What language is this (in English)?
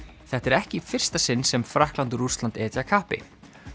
Icelandic